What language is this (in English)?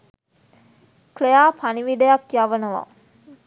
Sinhala